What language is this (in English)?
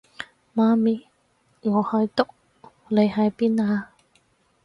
Cantonese